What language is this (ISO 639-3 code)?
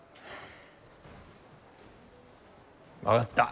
jpn